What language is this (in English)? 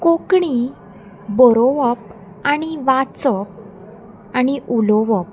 Konkani